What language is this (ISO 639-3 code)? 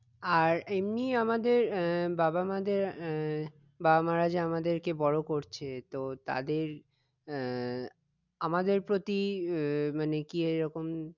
ben